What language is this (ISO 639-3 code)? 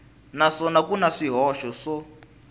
tso